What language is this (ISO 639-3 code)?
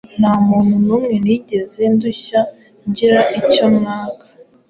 kin